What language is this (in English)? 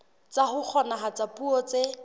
Southern Sotho